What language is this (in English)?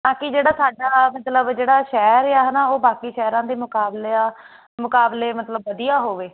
Punjabi